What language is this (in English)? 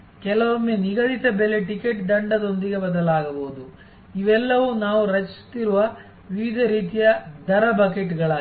Kannada